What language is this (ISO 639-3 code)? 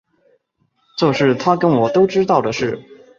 zho